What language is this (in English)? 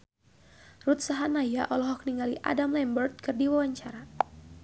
Sundanese